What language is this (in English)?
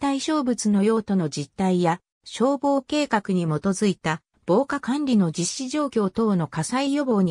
Japanese